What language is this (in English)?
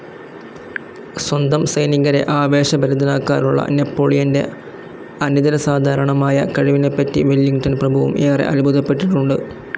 Malayalam